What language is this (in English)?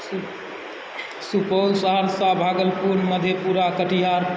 Maithili